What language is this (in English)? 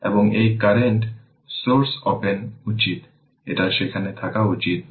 Bangla